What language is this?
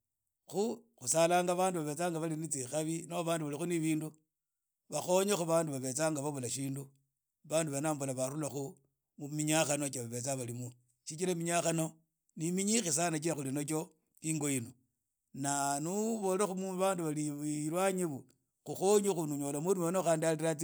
Idakho-Isukha-Tiriki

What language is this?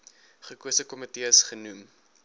Afrikaans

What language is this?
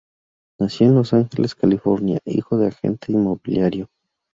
Spanish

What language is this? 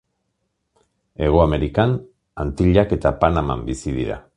Basque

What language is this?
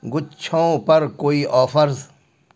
Urdu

